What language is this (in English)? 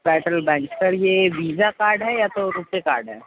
Urdu